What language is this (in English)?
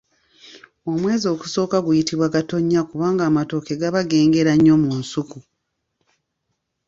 Ganda